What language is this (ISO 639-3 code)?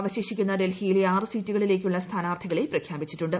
mal